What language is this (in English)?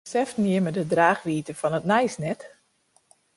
Western Frisian